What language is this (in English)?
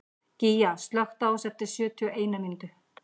Icelandic